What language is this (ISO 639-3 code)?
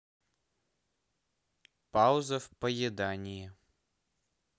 rus